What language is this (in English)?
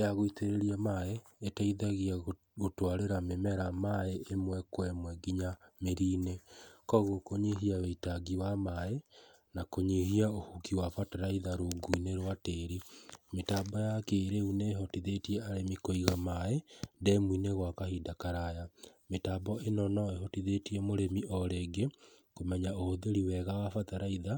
Kikuyu